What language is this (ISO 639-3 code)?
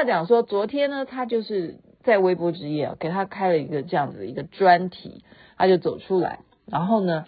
zho